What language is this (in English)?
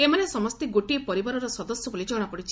Odia